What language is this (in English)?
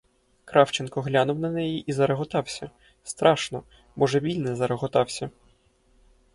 Ukrainian